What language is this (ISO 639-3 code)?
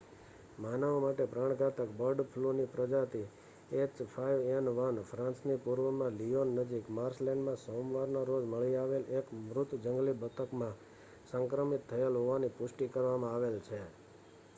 guj